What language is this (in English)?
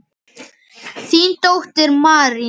Icelandic